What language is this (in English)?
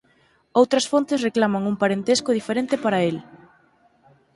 Galician